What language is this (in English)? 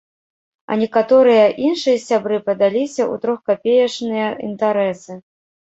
Belarusian